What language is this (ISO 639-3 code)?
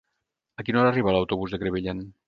cat